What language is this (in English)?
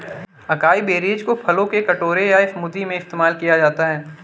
Hindi